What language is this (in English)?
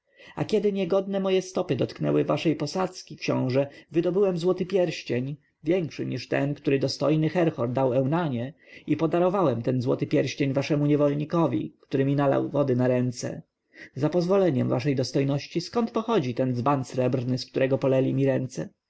Polish